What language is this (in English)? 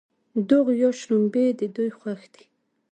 Pashto